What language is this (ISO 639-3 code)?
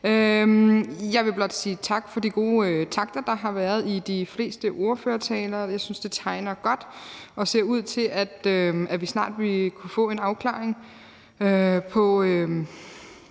dan